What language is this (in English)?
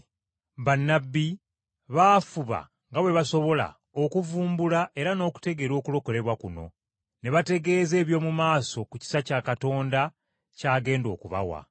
Ganda